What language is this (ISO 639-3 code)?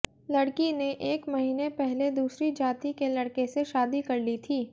hin